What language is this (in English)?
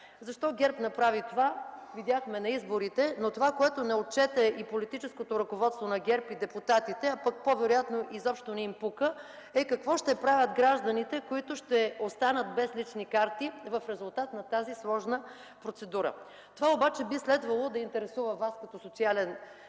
Bulgarian